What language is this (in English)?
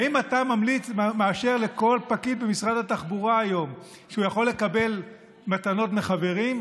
Hebrew